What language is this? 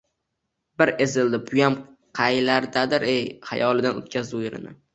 Uzbek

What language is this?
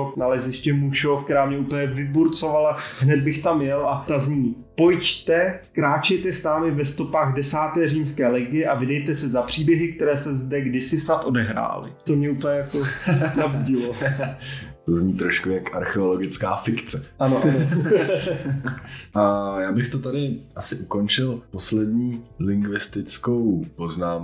Czech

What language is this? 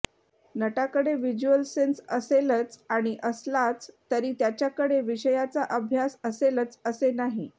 Marathi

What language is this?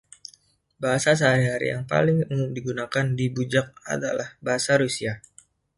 Indonesian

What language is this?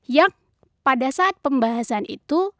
Indonesian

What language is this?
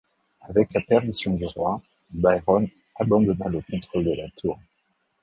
French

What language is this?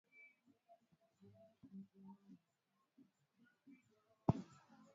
Swahili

